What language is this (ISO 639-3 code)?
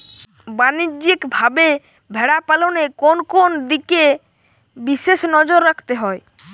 ben